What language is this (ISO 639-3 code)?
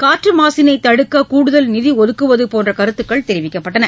tam